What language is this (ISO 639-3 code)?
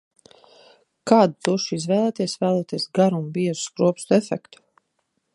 lav